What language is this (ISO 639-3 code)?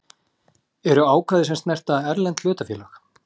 isl